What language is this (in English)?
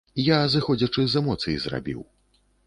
Belarusian